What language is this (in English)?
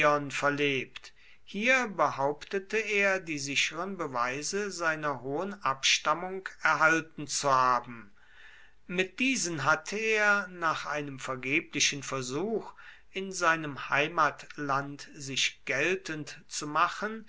German